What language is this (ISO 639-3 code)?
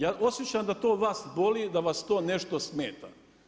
hrv